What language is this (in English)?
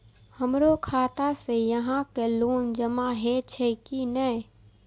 Maithili